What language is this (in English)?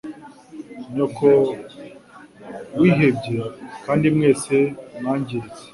Kinyarwanda